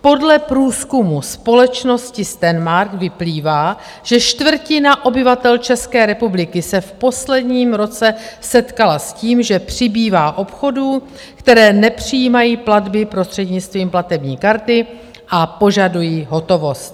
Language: Czech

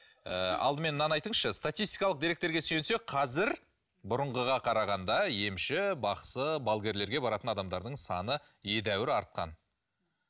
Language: Kazakh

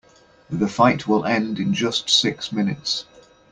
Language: English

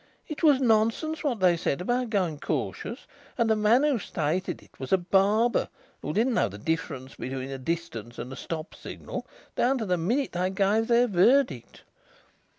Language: English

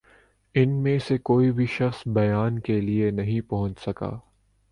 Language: Urdu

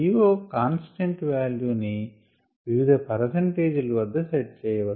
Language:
Telugu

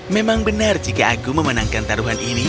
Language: Indonesian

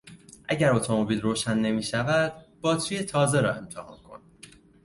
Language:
Persian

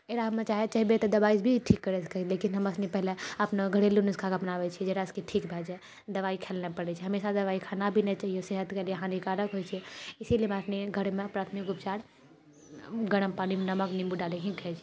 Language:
Maithili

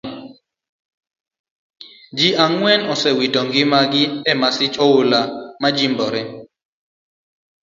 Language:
Luo (Kenya and Tanzania)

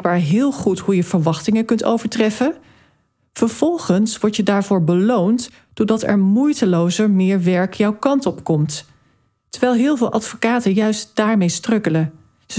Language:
Dutch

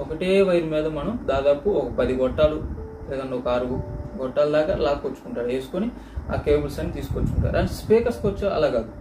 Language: Telugu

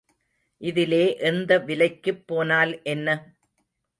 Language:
Tamil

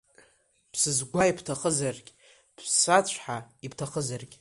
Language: Abkhazian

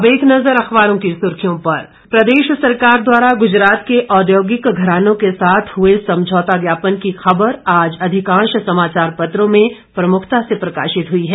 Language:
Hindi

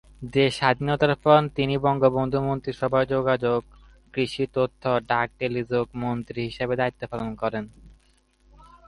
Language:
Bangla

